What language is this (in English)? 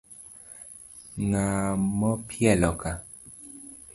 Luo (Kenya and Tanzania)